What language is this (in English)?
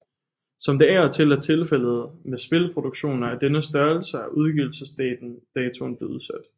Danish